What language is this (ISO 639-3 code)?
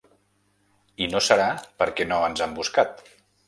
cat